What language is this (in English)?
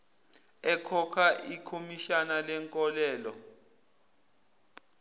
Zulu